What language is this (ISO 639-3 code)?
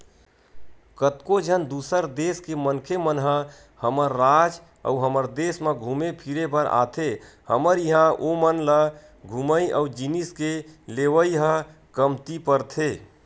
hne